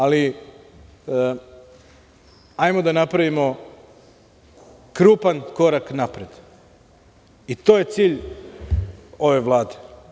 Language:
Serbian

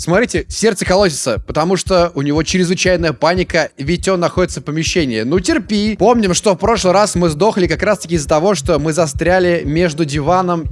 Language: Russian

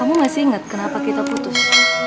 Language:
Indonesian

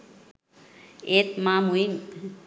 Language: Sinhala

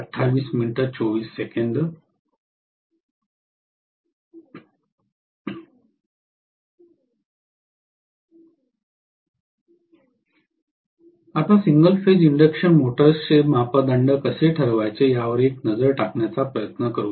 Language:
Marathi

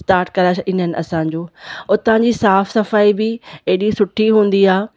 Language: Sindhi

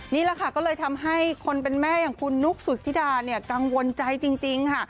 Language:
Thai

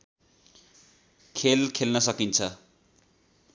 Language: Nepali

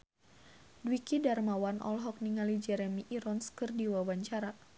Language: Sundanese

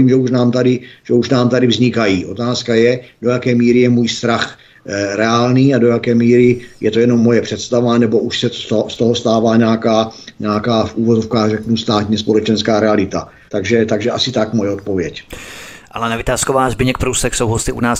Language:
Czech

